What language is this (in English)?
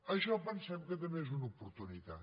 Catalan